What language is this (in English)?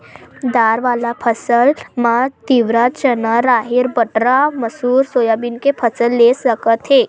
Chhattisgarhi